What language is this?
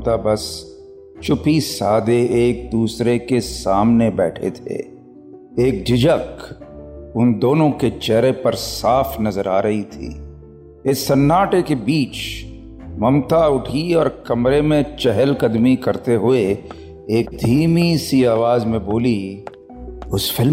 Hindi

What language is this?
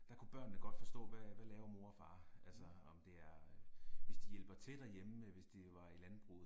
Danish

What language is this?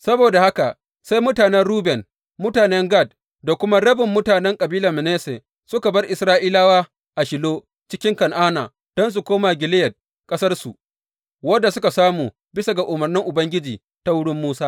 Hausa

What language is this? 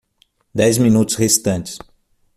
Portuguese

